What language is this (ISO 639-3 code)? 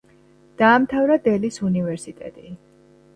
kat